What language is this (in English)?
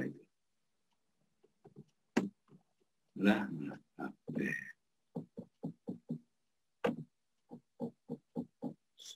Indonesian